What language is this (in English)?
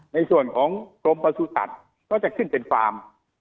Thai